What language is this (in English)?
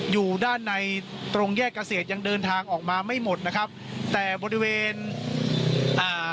Thai